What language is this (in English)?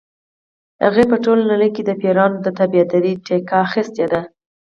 Pashto